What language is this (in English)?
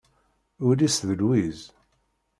Kabyle